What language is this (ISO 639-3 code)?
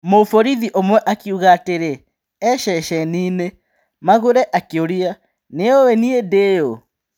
kik